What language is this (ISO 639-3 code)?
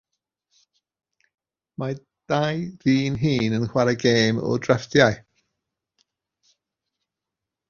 cym